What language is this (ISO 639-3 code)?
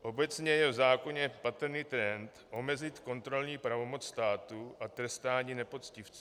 ces